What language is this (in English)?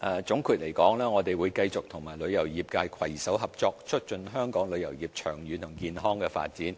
Cantonese